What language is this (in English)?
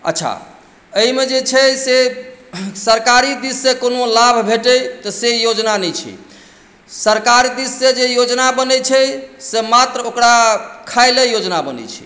Maithili